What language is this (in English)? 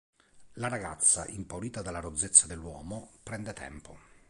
Italian